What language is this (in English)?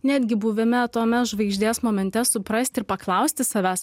Lithuanian